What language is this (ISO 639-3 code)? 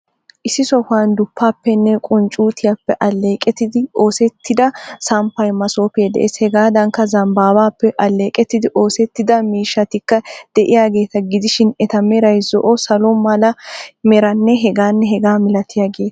wal